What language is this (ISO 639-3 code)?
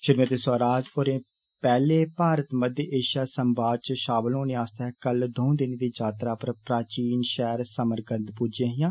doi